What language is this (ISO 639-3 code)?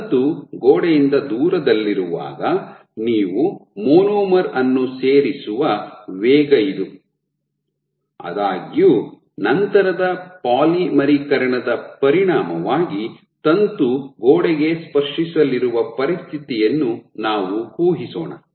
kan